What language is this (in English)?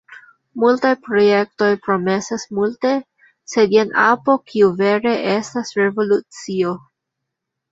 Esperanto